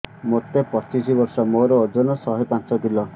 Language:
Odia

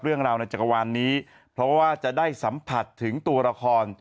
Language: Thai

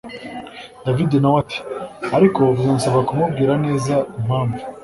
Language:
Kinyarwanda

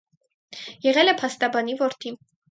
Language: Armenian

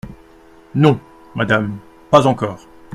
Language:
French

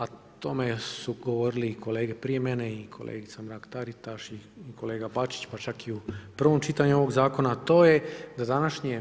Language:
Croatian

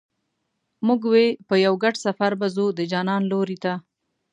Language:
Pashto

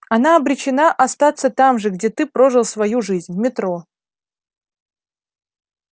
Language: Russian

